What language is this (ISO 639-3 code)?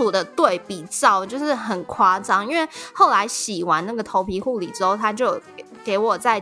zho